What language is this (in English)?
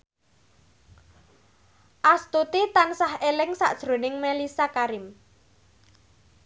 Javanese